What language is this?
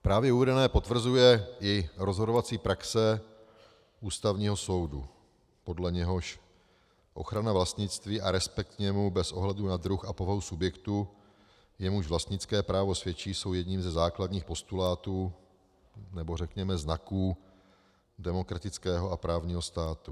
Czech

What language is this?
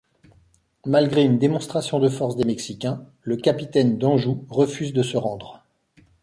French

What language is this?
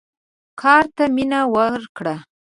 Pashto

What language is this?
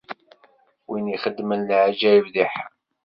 Kabyle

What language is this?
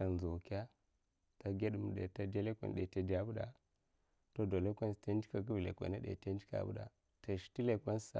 Mafa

